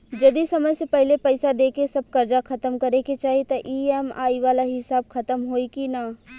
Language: Bhojpuri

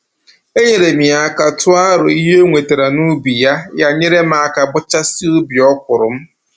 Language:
Igbo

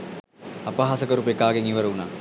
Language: Sinhala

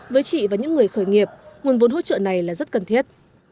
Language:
Vietnamese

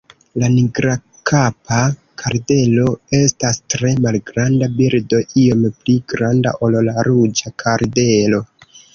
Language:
Esperanto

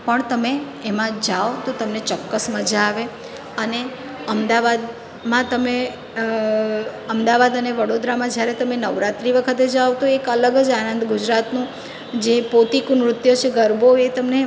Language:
Gujarati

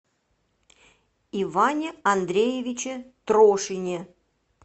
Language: Russian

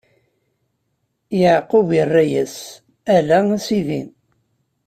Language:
Kabyle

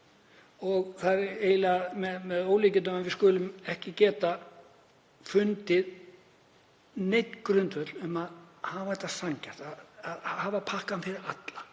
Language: Icelandic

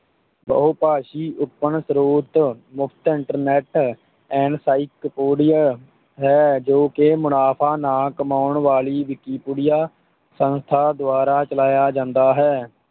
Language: Punjabi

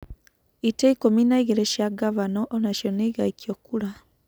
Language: Kikuyu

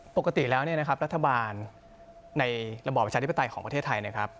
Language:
Thai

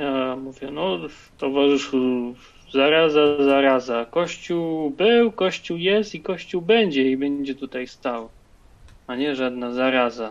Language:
Polish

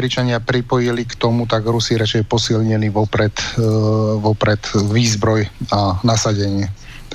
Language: Slovak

